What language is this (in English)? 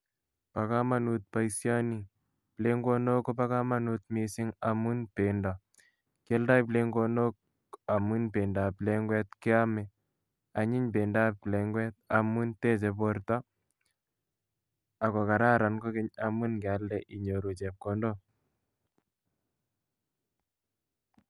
Kalenjin